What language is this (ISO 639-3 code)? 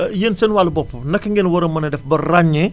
wol